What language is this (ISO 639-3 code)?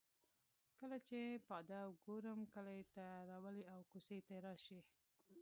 pus